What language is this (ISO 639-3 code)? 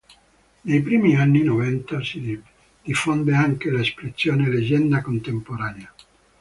ita